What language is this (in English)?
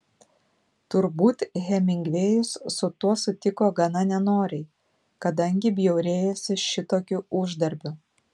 Lithuanian